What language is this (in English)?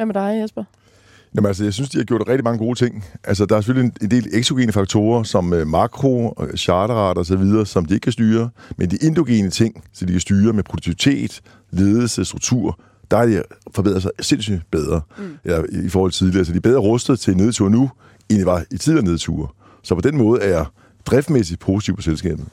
Danish